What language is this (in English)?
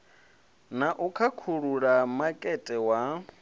Venda